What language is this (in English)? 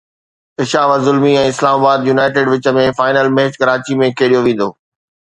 Sindhi